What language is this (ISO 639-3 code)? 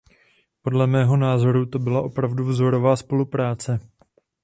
ces